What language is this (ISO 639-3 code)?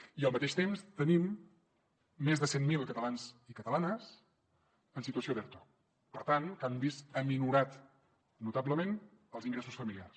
cat